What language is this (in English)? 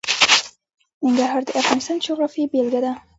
Pashto